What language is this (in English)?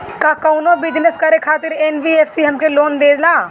Bhojpuri